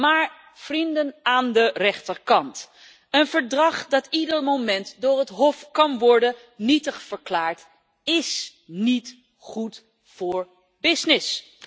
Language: Dutch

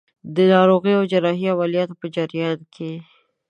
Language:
Pashto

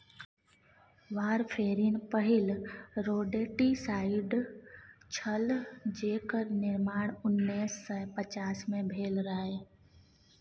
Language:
Maithili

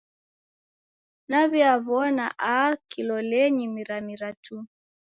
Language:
Taita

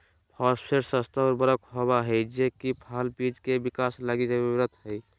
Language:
Magahi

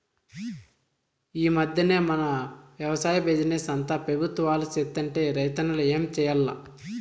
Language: Telugu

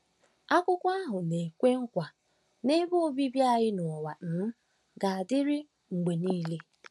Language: Igbo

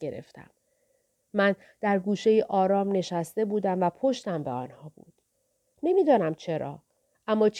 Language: Persian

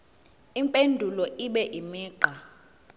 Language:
Zulu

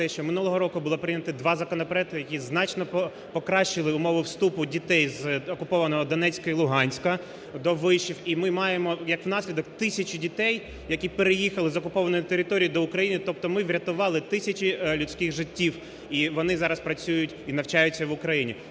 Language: Ukrainian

